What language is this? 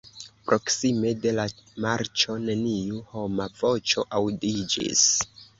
Esperanto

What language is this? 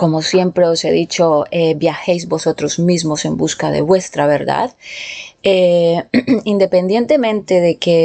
Spanish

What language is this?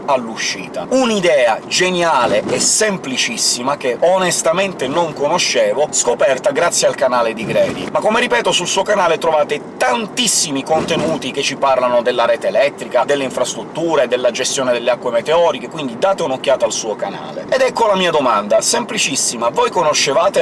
Italian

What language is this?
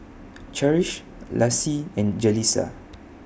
English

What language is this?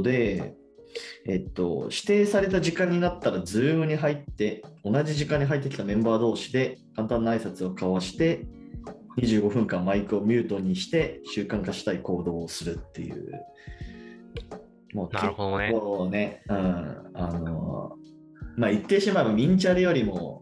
Japanese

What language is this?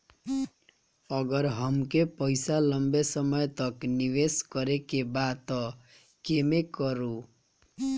Bhojpuri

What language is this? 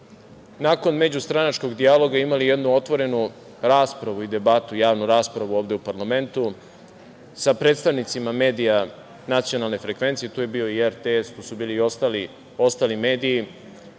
Serbian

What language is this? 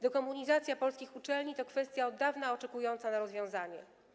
Polish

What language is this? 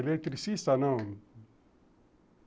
Portuguese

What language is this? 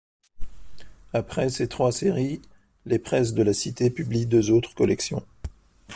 French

